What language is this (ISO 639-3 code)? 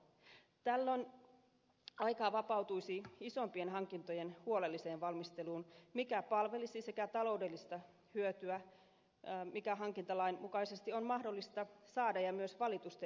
fin